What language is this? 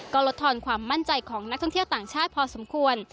Thai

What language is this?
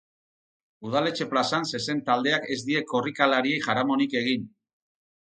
Basque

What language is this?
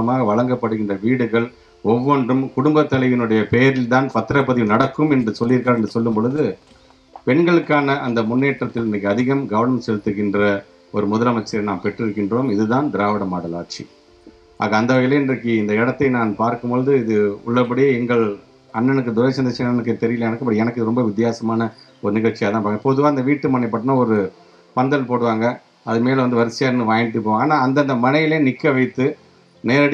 Romanian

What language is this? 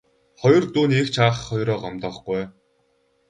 Mongolian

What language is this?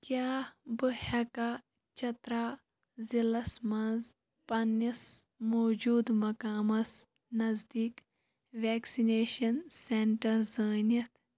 Kashmiri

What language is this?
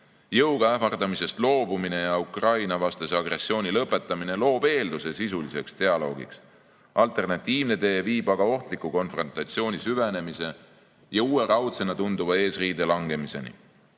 Estonian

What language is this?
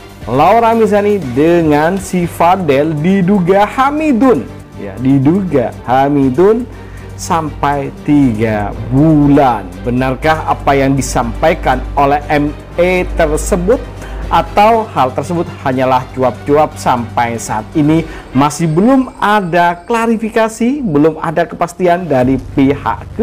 Indonesian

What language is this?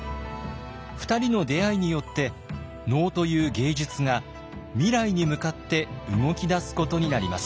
Japanese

